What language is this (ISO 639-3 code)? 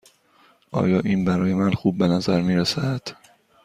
fas